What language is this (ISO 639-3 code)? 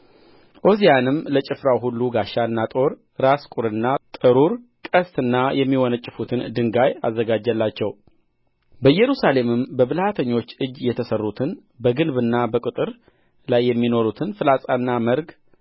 amh